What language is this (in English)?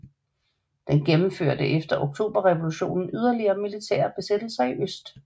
Danish